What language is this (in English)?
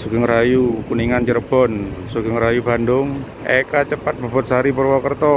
Indonesian